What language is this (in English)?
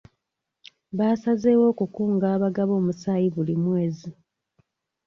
Ganda